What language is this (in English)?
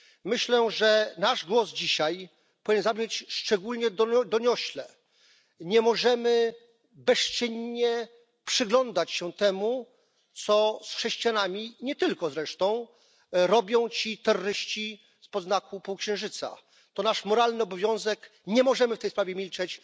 Polish